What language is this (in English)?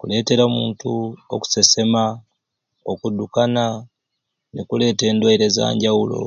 Ruuli